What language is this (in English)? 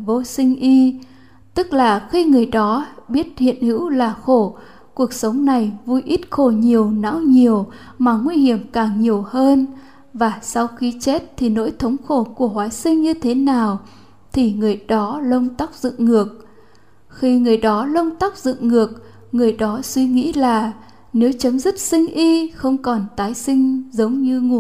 Vietnamese